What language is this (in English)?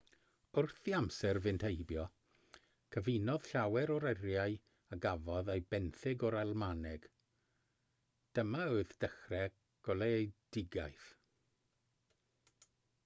Welsh